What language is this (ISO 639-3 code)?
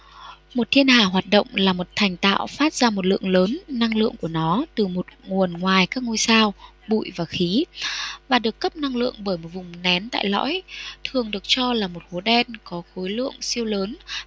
vie